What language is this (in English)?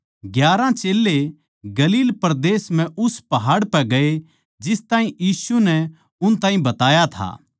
Haryanvi